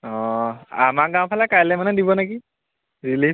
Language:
Assamese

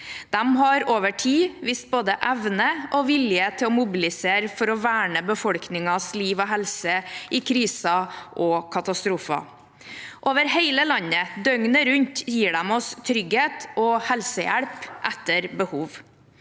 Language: Norwegian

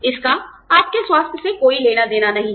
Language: Hindi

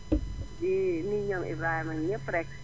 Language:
Wolof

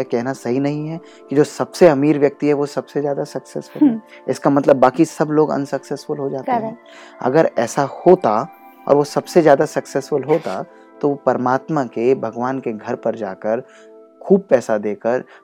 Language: Hindi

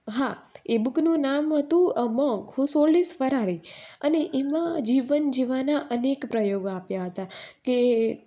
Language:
Gujarati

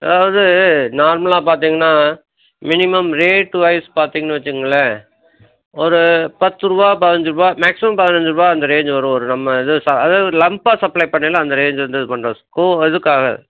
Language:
Tamil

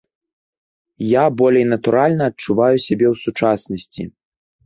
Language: Belarusian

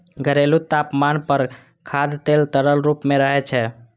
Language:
Maithili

